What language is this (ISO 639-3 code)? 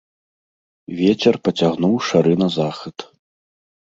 bel